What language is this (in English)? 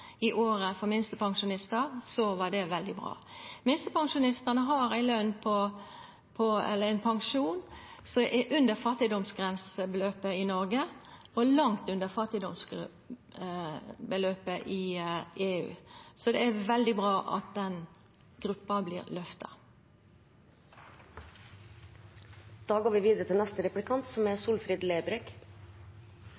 Norwegian Nynorsk